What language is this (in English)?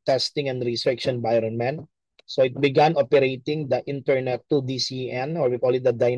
Filipino